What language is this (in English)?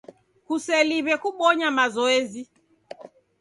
Taita